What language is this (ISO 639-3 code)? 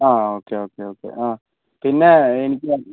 mal